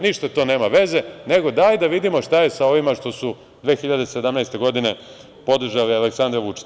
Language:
Serbian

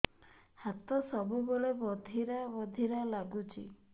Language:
Odia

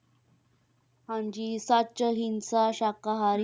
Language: Punjabi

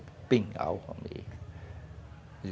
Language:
Portuguese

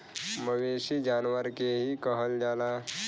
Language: Bhojpuri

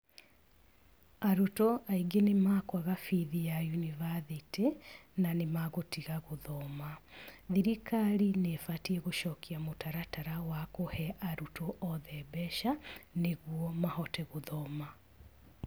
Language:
Kikuyu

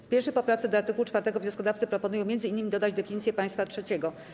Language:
Polish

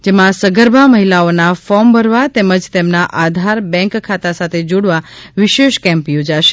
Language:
Gujarati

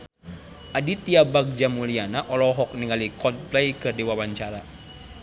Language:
Sundanese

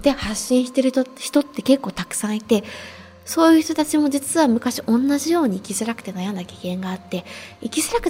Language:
Japanese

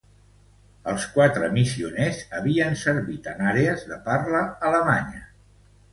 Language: Catalan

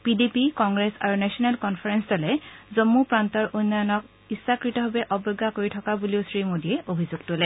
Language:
Assamese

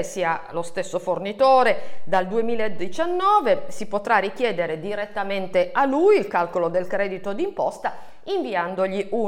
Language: Italian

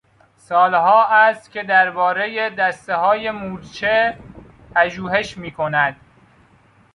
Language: Persian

